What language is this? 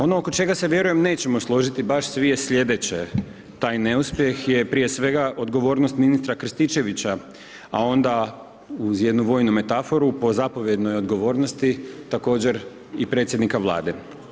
Croatian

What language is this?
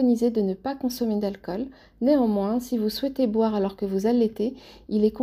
French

